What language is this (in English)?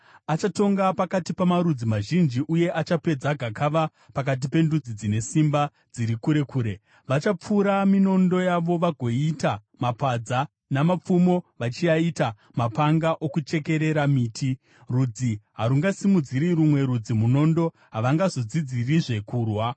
Shona